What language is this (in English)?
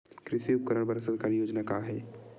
Chhattisgarhi